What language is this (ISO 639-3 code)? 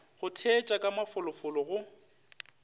nso